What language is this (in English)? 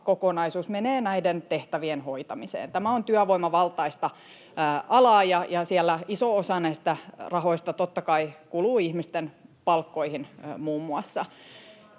Finnish